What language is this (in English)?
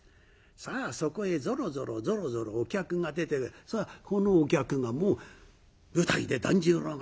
Japanese